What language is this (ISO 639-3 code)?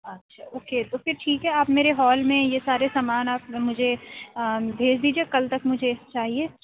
urd